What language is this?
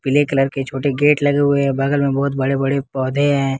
Hindi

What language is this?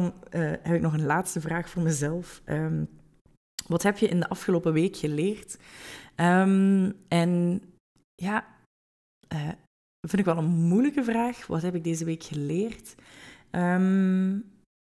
Dutch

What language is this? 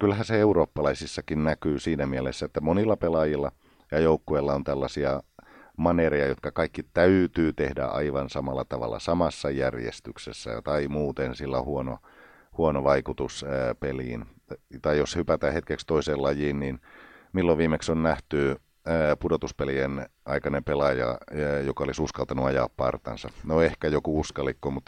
Finnish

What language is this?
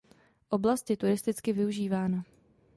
Czech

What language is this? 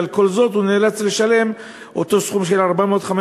Hebrew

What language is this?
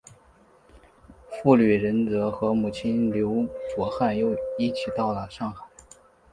Chinese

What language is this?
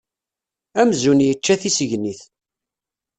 Kabyle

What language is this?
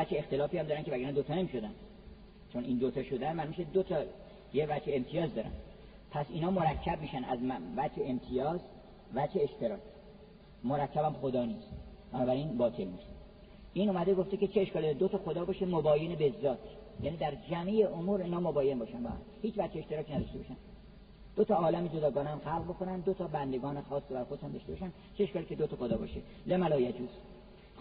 Persian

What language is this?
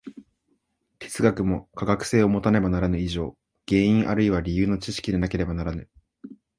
Japanese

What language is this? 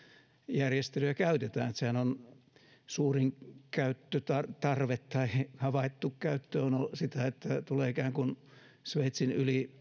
Finnish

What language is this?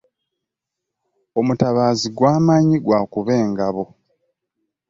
Ganda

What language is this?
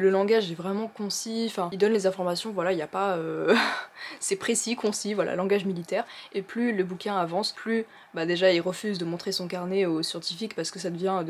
French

